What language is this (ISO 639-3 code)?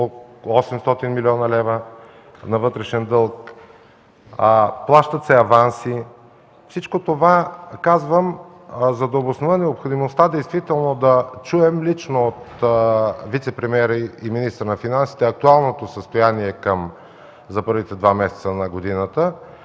bul